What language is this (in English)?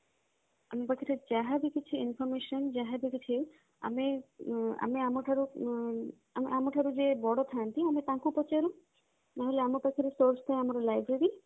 Odia